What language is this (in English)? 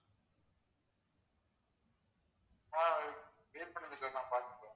Tamil